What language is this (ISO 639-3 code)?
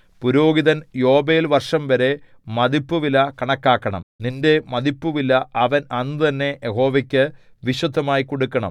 mal